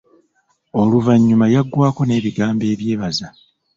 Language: Ganda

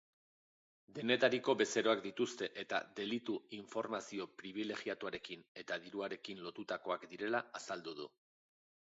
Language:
Basque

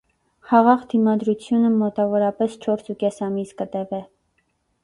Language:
Armenian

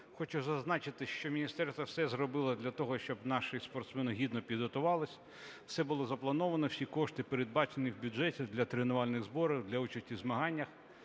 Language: Ukrainian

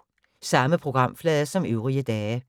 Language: Danish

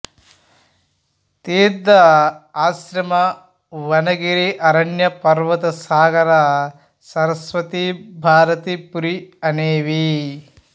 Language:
Telugu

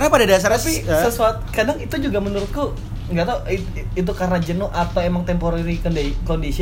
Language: Indonesian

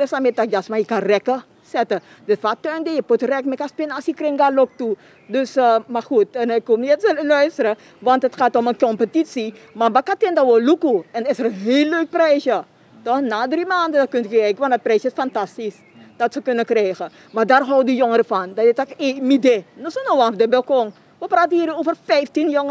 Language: Dutch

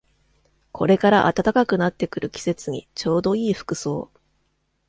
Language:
Japanese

